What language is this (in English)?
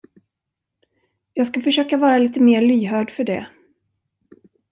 Swedish